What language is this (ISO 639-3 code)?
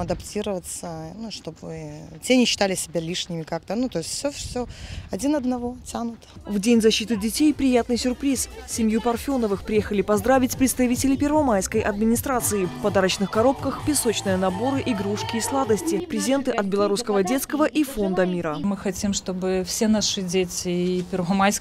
rus